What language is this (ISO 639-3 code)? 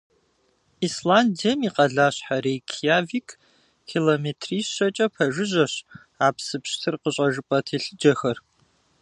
kbd